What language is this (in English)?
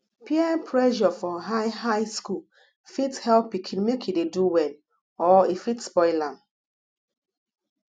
Nigerian Pidgin